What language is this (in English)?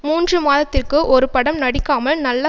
Tamil